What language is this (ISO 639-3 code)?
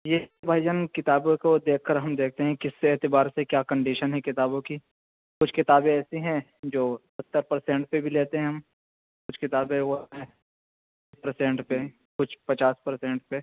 urd